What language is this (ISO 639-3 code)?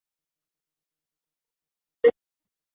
zho